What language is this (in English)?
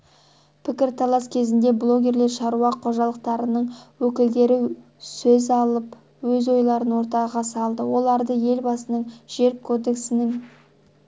Kazakh